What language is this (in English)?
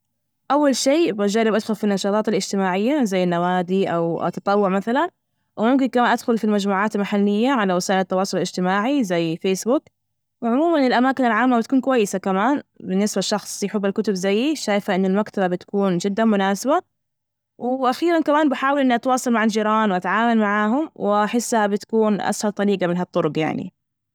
Najdi Arabic